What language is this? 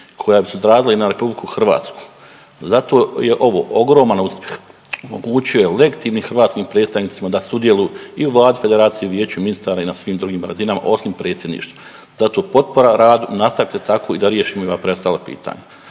Croatian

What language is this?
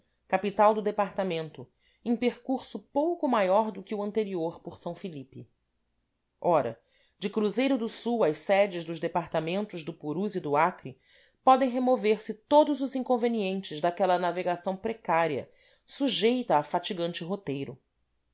Portuguese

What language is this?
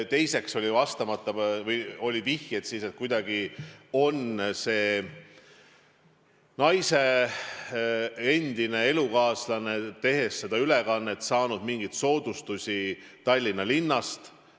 Estonian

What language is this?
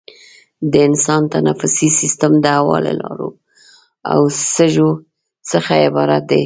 Pashto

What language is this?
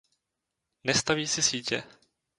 Czech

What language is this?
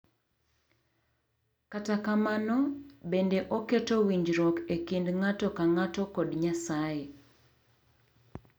Luo (Kenya and Tanzania)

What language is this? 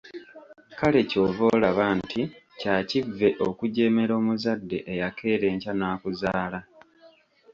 Ganda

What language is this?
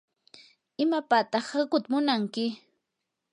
Yanahuanca Pasco Quechua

